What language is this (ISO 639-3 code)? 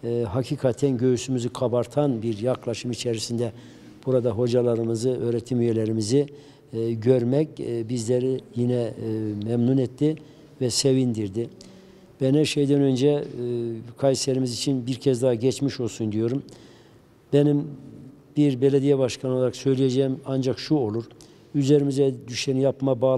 tur